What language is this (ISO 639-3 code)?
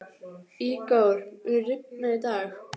isl